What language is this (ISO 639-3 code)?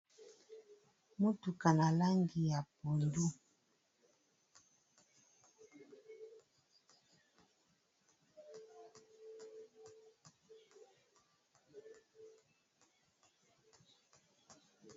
lin